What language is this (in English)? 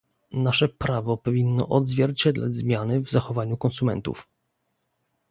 Polish